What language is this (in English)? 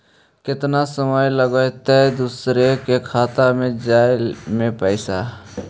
Magahi